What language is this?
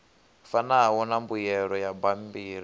Venda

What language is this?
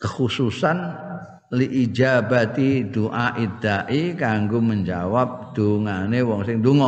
Indonesian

